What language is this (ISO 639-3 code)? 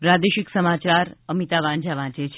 guj